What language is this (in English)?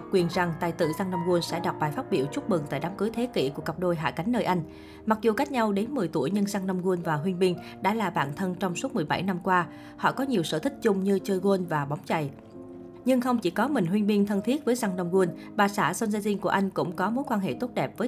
Vietnamese